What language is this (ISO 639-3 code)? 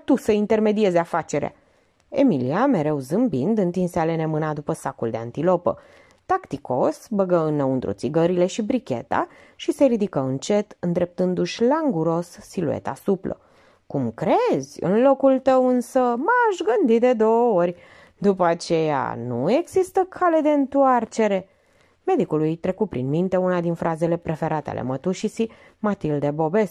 ron